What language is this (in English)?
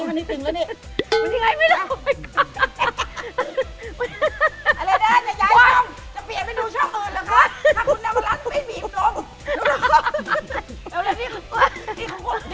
Thai